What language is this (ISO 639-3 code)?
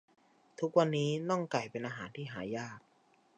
tha